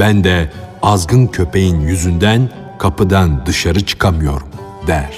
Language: Turkish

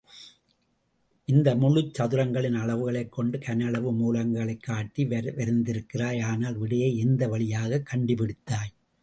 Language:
Tamil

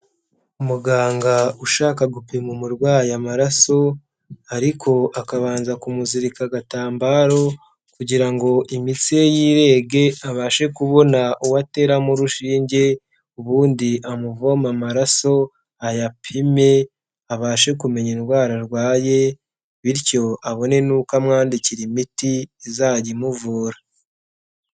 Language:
Kinyarwanda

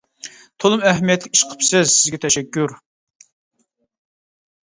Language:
Uyghur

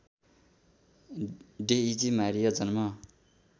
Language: Nepali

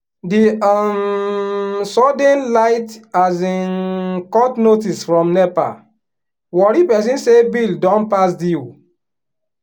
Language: Nigerian Pidgin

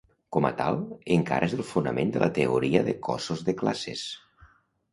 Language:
Catalan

